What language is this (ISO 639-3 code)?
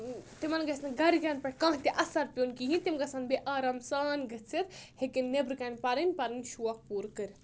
kas